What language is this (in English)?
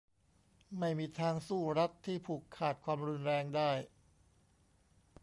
Thai